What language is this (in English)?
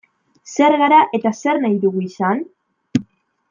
Basque